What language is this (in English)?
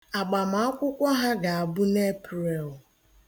Igbo